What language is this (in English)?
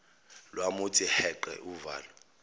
Zulu